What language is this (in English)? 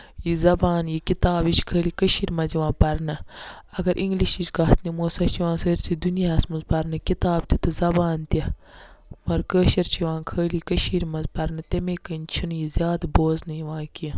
Kashmiri